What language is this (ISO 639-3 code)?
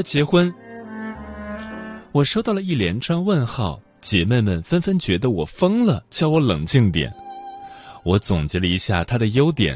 zho